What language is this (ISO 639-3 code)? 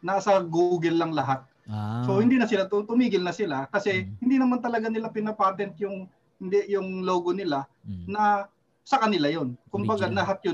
fil